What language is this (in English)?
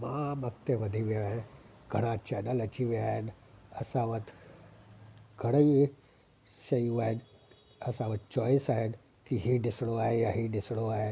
Sindhi